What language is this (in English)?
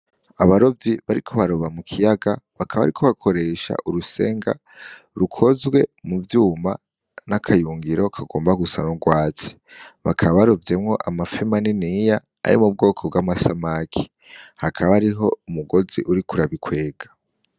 Rundi